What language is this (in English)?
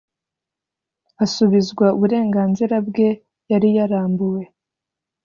Kinyarwanda